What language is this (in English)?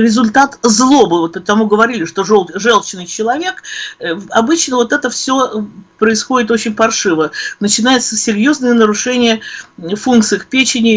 Russian